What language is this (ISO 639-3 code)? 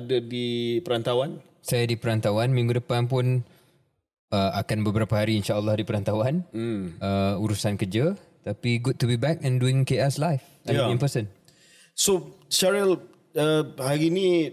msa